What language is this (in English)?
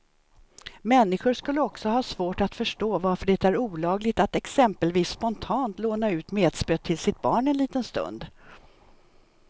Swedish